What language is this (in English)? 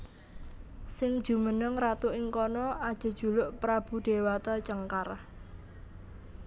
Javanese